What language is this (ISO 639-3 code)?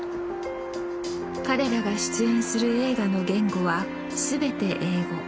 jpn